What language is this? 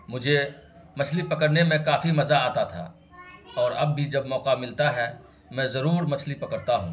Urdu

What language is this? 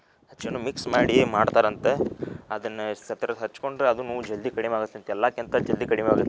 Kannada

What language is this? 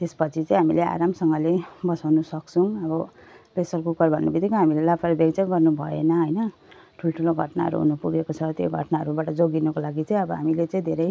Nepali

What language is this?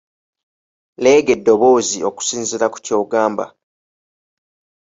Ganda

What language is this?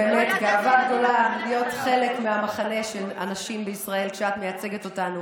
Hebrew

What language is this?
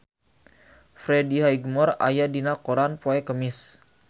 Sundanese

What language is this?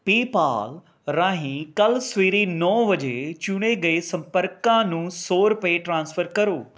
Punjabi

